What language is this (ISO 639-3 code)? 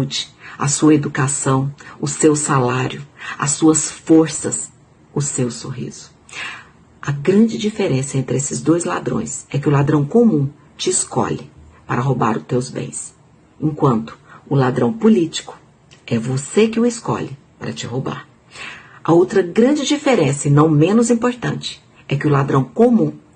por